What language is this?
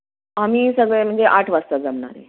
Marathi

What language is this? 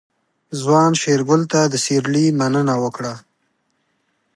Pashto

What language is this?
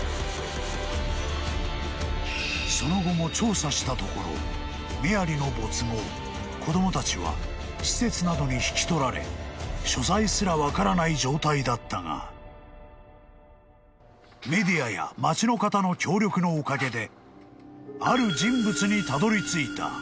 Japanese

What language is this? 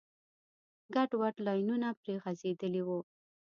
Pashto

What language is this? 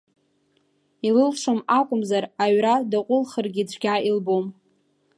Abkhazian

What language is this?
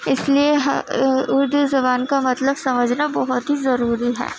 Urdu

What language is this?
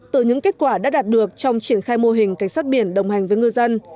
Vietnamese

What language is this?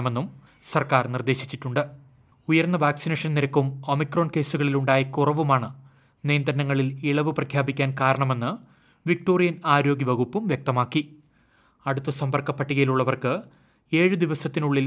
Malayalam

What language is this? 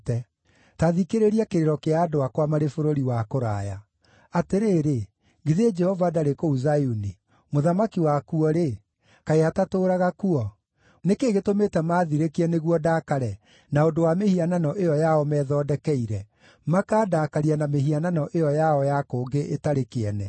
Kikuyu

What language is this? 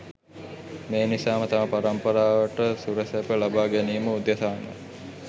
Sinhala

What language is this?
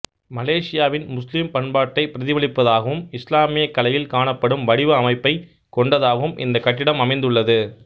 Tamil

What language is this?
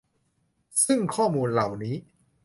Thai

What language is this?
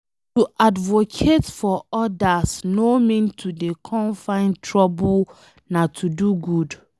Nigerian Pidgin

